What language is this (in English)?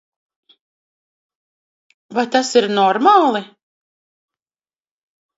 Latvian